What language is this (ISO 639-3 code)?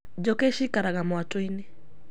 kik